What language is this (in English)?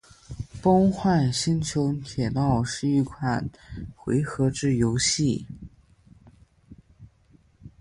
Chinese